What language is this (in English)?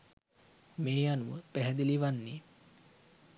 Sinhala